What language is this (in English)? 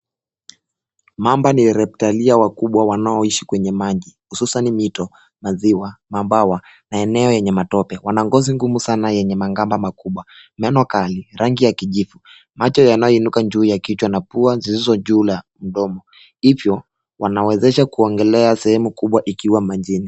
Swahili